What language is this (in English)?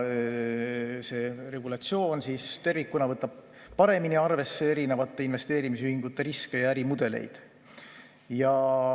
Estonian